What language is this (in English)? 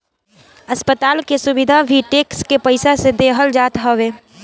Bhojpuri